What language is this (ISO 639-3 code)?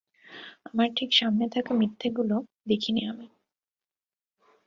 ben